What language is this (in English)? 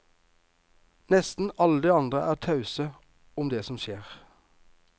Norwegian